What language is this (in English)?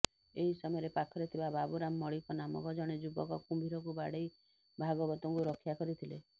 Odia